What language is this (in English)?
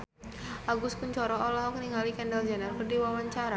Sundanese